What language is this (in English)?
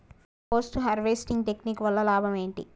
Telugu